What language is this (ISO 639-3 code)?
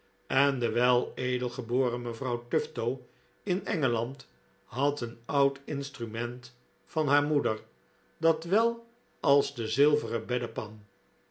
nld